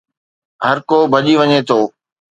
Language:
Sindhi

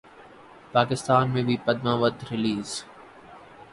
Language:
Urdu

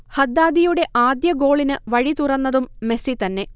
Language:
Malayalam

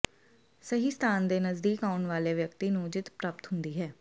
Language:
Punjabi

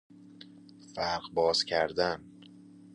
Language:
Persian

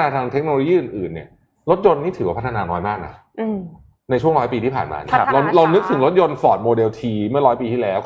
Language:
Thai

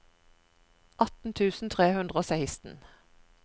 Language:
Norwegian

